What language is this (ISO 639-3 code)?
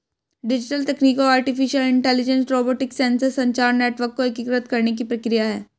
hin